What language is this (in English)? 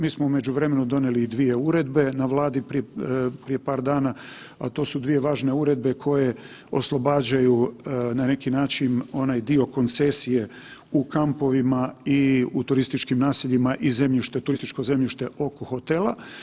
Croatian